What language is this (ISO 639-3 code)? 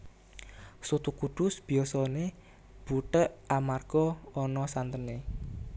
jav